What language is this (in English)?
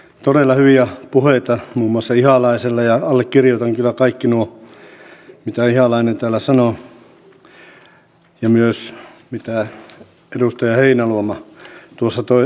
Finnish